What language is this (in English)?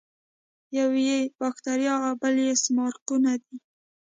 Pashto